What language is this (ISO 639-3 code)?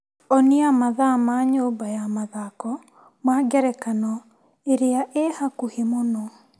kik